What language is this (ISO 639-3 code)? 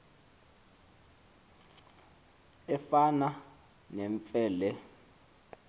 xho